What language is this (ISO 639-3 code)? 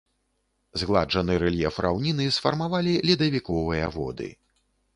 bel